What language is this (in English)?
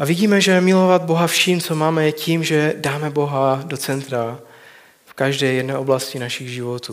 Czech